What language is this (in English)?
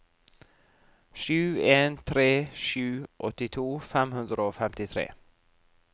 Norwegian